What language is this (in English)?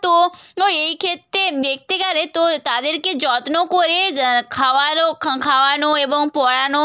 Bangla